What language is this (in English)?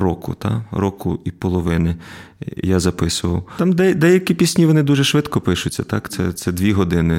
Ukrainian